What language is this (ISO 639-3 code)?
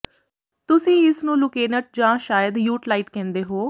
pan